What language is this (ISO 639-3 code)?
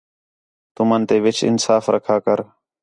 xhe